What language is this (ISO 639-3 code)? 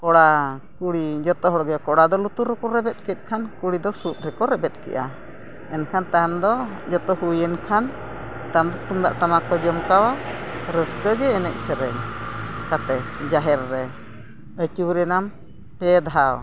sat